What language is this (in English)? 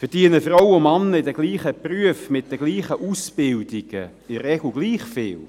Swiss German